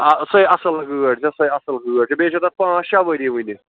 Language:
Kashmiri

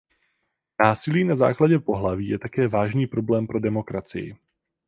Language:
Czech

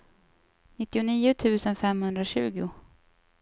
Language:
Swedish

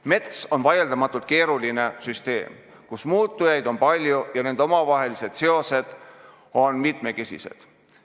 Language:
Estonian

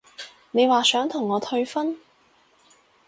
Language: Cantonese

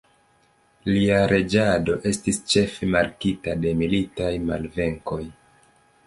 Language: Esperanto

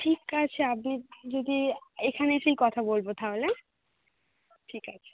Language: Bangla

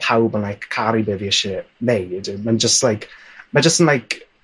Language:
Welsh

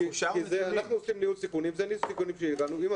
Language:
Hebrew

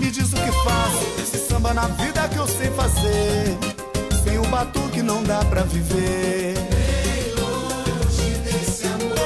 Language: Portuguese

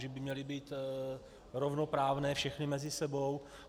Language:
Czech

